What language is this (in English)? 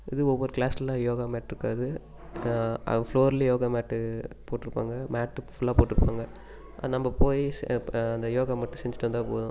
Tamil